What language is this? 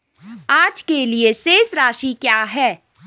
Hindi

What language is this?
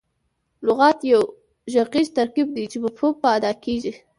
Pashto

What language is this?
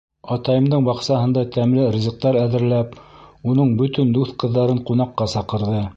Bashkir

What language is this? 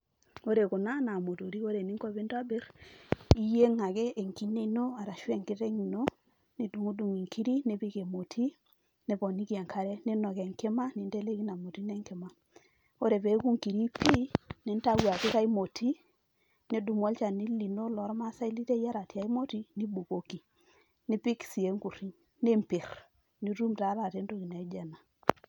Masai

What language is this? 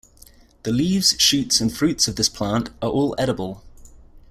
English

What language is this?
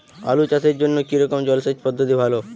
Bangla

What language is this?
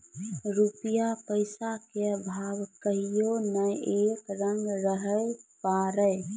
Maithili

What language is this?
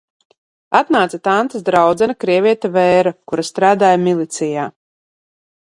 Latvian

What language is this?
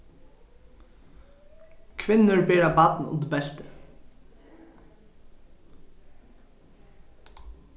Faroese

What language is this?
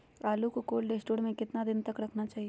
Magahi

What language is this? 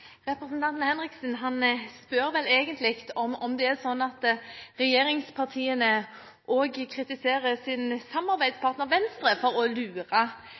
Norwegian Bokmål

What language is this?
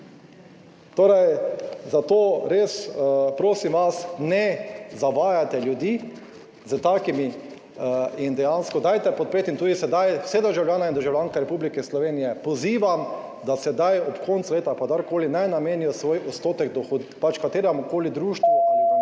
Slovenian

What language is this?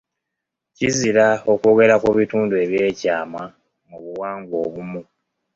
Ganda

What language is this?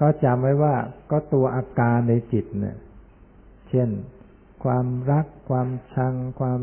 Thai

